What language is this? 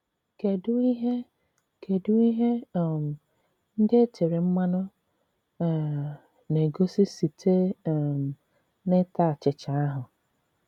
Igbo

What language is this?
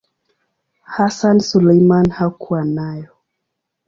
Swahili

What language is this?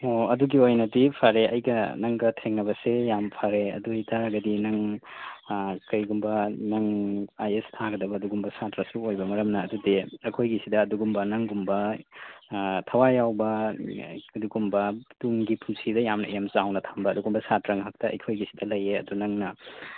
Manipuri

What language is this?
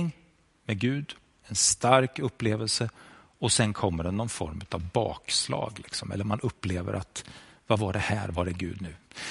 Swedish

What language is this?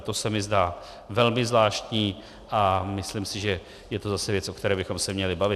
Czech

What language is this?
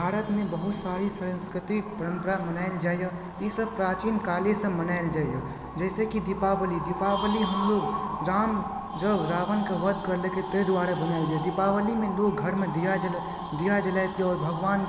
Maithili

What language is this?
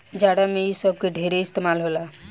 Bhojpuri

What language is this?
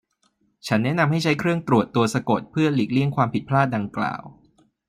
Thai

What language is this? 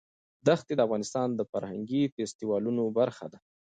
Pashto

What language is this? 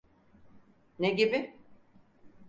Turkish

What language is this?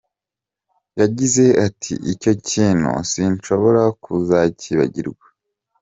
Kinyarwanda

